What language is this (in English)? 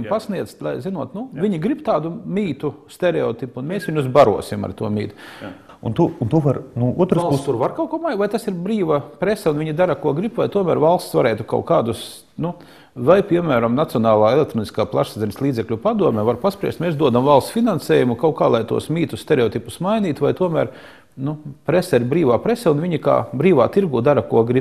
Latvian